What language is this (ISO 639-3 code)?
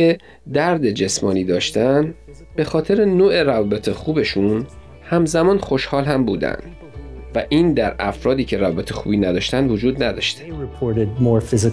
fas